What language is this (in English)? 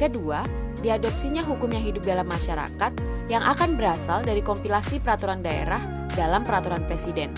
Indonesian